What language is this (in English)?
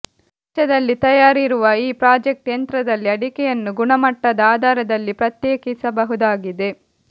Kannada